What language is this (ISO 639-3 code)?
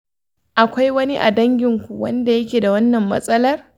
hau